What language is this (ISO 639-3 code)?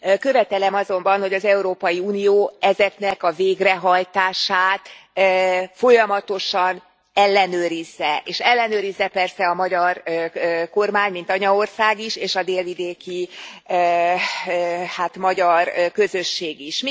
hun